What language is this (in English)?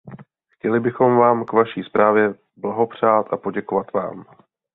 Czech